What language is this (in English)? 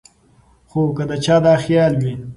Pashto